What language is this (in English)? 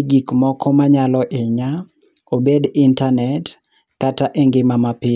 Luo (Kenya and Tanzania)